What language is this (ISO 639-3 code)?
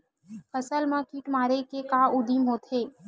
hne